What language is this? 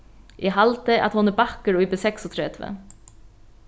Faroese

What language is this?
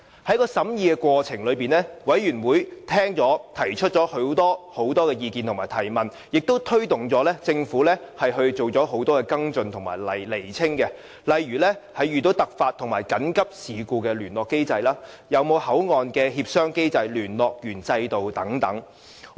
Cantonese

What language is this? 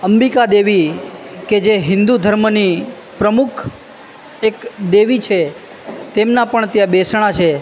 Gujarati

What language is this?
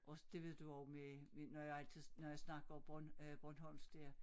Danish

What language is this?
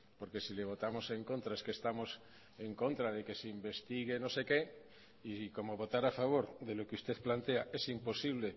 Spanish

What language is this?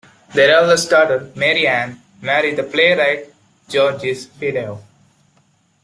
English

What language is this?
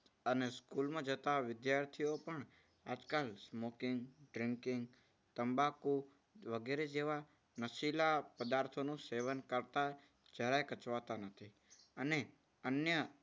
Gujarati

